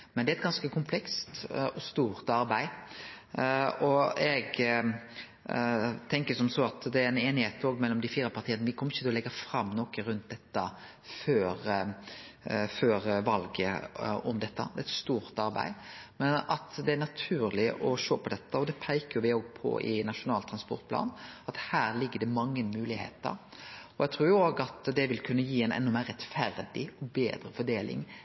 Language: Norwegian Nynorsk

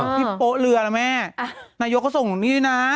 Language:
Thai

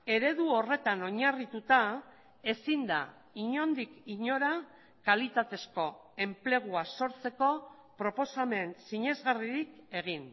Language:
Basque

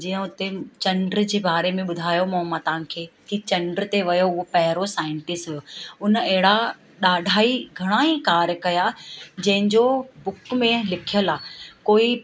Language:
Sindhi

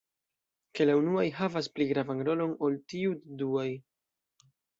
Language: Esperanto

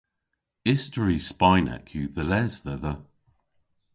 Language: Cornish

